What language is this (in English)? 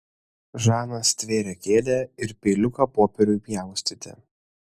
Lithuanian